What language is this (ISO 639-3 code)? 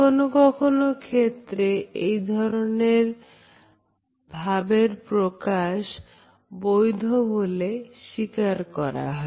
ben